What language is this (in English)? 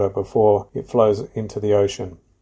Indonesian